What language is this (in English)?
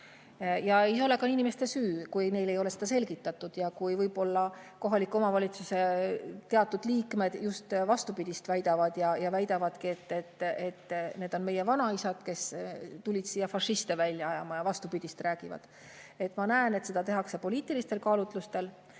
Estonian